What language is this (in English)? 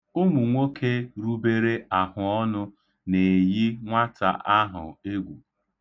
Igbo